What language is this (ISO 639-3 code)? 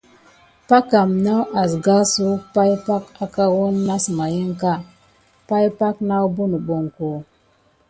gid